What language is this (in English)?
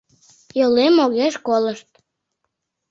Mari